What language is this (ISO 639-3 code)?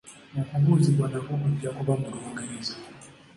lug